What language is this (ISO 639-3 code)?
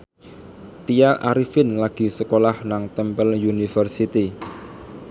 jav